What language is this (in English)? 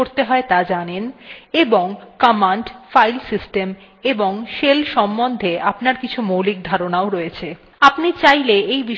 Bangla